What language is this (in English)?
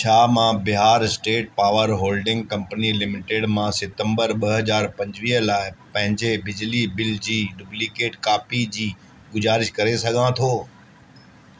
Sindhi